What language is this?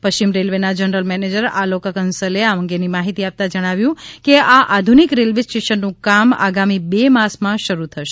Gujarati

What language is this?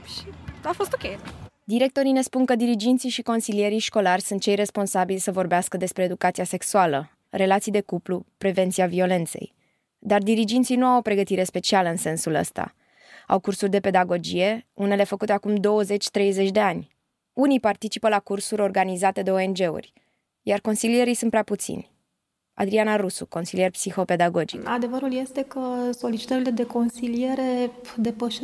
Romanian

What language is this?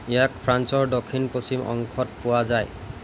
Assamese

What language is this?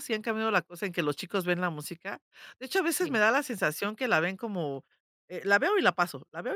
Spanish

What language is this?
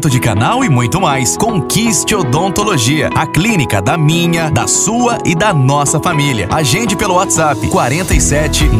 Portuguese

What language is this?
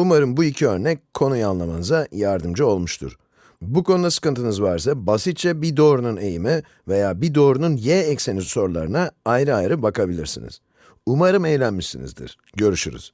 Turkish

